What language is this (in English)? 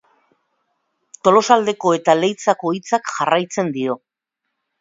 Basque